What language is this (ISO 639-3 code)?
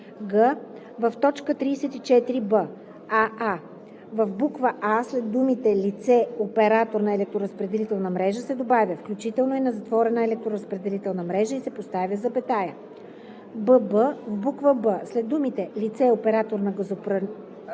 bul